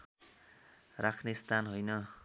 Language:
Nepali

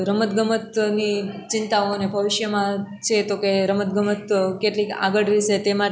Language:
Gujarati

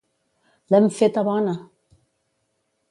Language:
Catalan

